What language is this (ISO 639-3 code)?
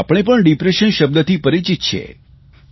guj